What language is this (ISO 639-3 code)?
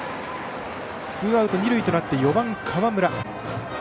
jpn